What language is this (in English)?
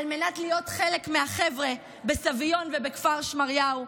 Hebrew